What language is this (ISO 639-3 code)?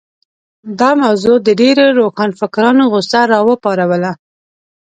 pus